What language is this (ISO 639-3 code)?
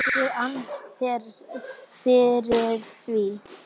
isl